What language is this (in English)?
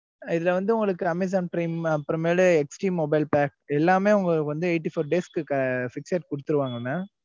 Tamil